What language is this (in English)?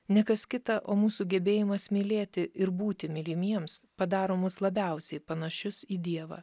Lithuanian